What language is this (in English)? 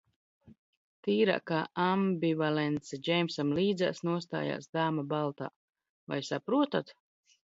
Latvian